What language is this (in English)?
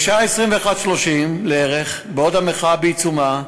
Hebrew